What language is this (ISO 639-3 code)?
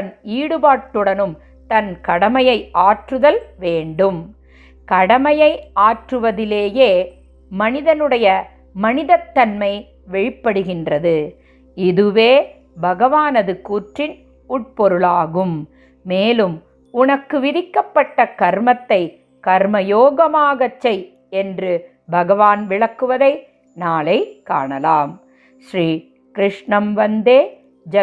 tam